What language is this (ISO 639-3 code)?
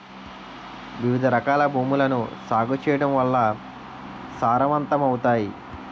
tel